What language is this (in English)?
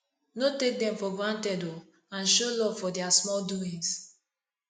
Nigerian Pidgin